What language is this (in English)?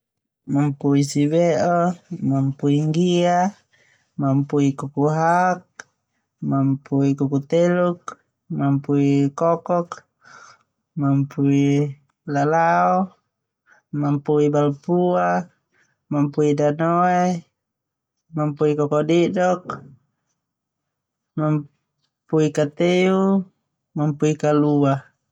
Termanu